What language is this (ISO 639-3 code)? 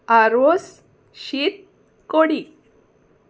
kok